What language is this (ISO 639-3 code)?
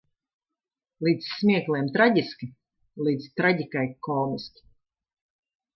lav